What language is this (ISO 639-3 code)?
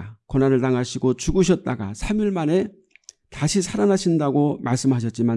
kor